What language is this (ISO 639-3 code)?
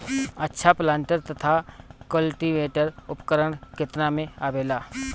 bho